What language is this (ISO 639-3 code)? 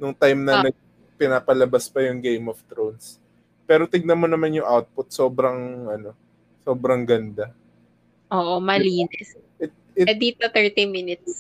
fil